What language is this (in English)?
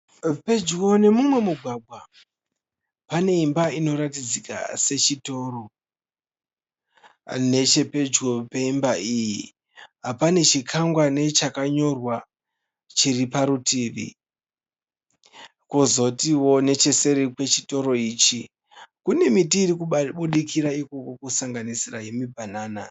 Shona